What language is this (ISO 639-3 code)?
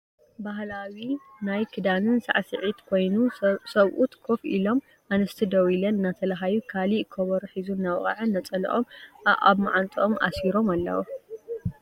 tir